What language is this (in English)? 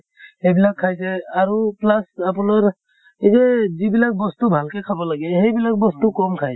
Assamese